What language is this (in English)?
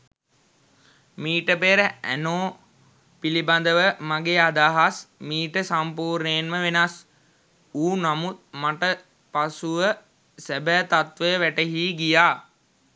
Sinhala